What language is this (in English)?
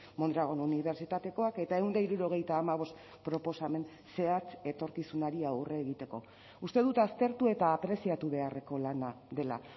Basque